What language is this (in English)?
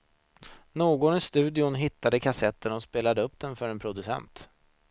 Swedish